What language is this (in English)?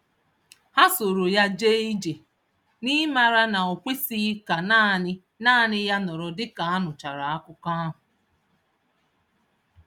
Igbo